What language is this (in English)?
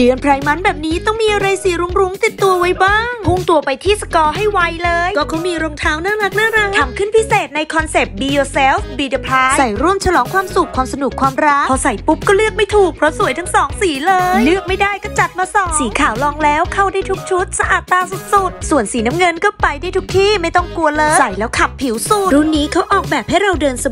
Thai